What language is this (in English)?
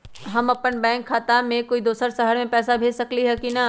Magahi